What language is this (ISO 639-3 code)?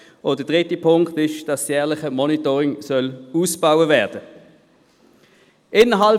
gsw